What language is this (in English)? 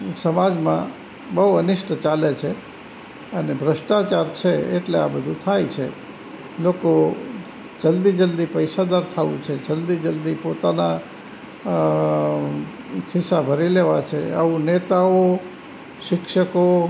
Gujarati